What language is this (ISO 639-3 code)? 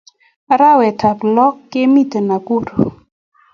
kln